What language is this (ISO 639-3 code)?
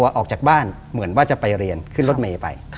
tha